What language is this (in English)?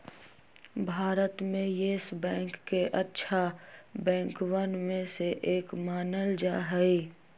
Magahi